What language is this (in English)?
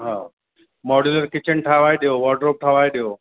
Sindhi